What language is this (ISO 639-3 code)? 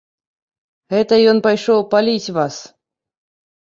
bel